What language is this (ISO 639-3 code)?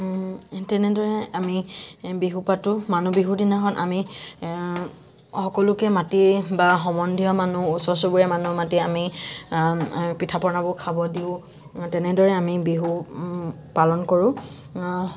asm